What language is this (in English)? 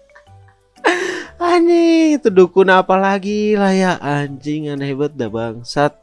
Indonesian